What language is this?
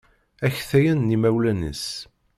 Kabyle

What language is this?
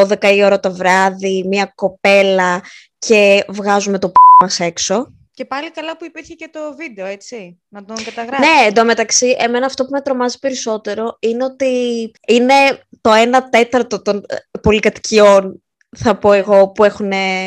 Greek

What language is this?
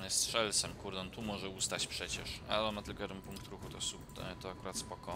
Polish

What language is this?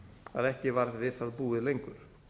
Icelandic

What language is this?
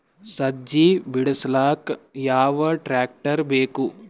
Kannada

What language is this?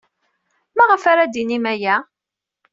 Kabyle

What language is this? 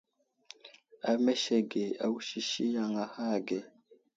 Wuzlam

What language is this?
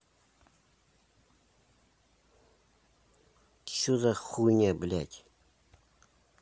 Russian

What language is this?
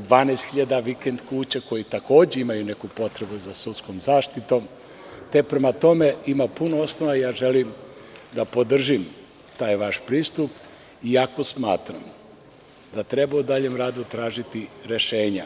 Serbian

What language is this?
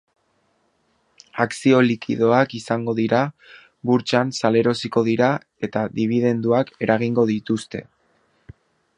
Basque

